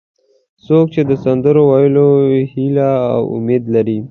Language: Pashto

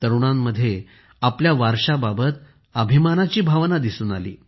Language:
Marathi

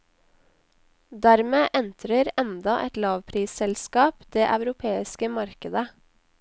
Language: Norwegian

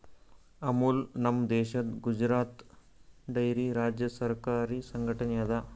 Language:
Kannada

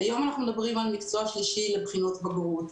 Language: Hebrew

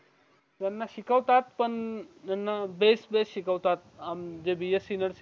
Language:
Marathi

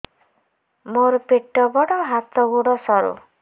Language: Odia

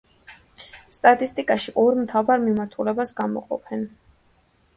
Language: Georgian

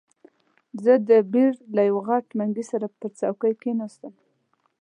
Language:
Pashto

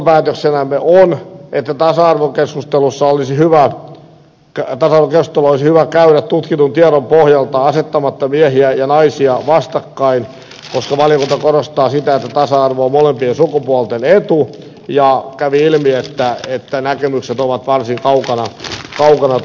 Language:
Finnish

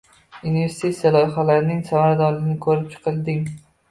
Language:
Uzbek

